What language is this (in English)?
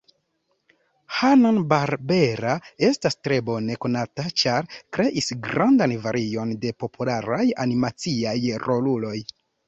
Esperanto